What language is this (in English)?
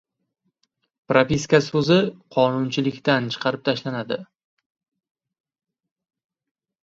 Uzbek